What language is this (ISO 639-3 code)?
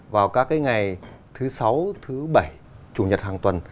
vie